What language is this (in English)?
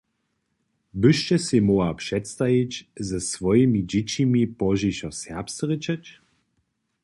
Upper Sorbian